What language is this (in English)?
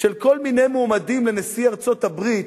Hebrew